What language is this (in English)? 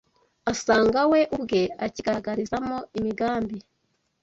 Kinyarwanda